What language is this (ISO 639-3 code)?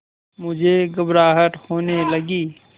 hin